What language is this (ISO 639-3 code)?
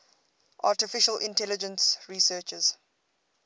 eng